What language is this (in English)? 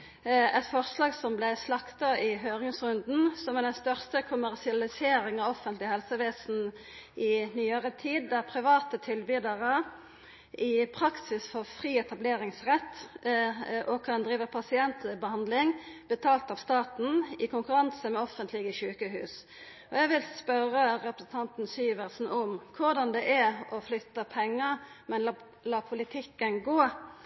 Norwegian Nynorsk